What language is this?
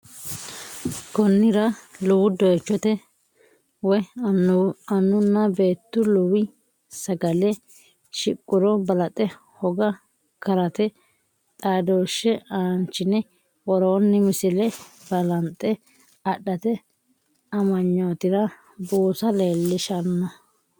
Sidamo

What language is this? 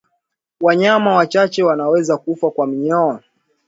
Swahili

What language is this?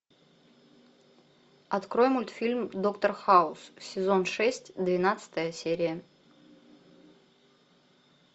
Russian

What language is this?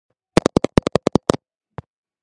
Georgian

